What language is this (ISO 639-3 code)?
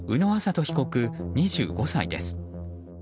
jpn